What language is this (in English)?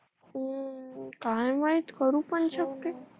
Marathi